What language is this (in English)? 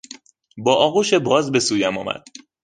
Persian